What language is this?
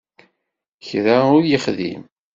Kabyle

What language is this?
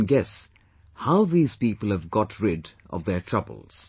English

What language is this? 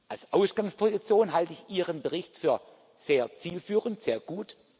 German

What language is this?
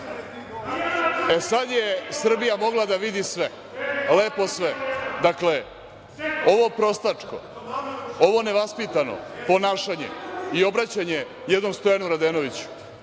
Serbian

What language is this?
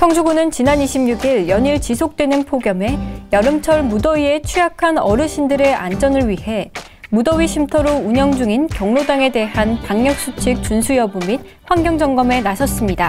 Korean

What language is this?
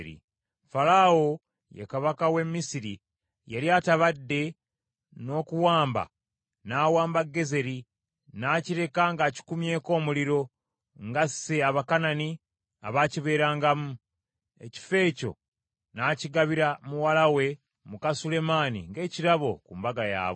Ganda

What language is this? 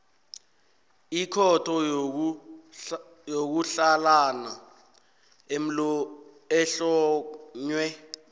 South Ndebele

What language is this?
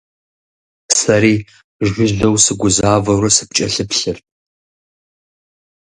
Kabardian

